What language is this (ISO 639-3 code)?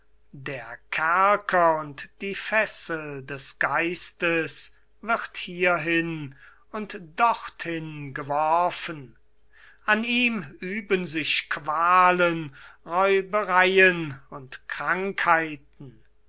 deu